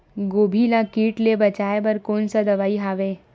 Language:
Chhattisgarhi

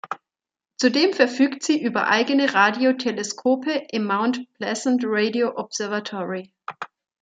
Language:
German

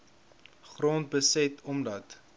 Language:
Afrikaans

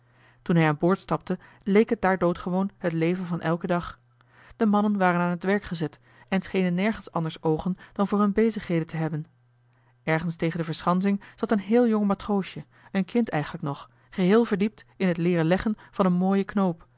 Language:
Dutch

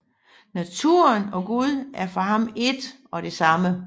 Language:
Danish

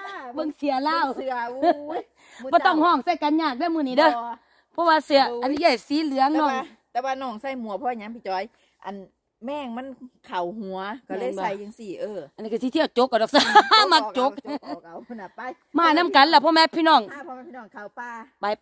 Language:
Thai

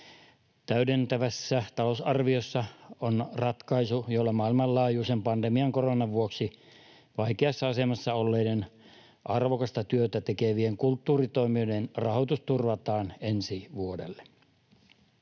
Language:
Finnish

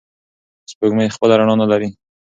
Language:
Pashto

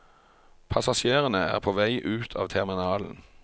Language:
Norwegian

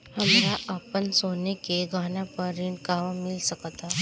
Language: Bhojpuri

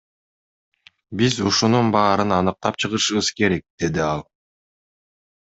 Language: Kyrgyz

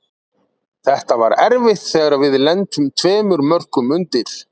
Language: Icelandic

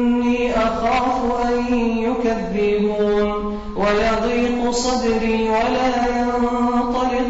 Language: Arabic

